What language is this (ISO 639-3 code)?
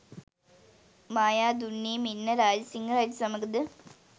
sin